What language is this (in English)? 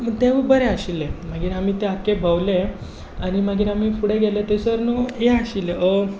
Konkani